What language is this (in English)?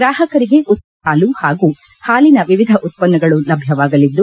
Kannada